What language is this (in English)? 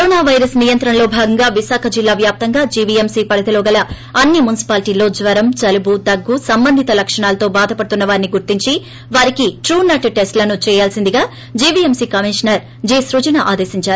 Telugu